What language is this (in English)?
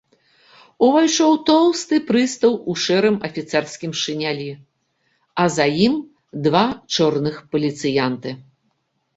Belarusian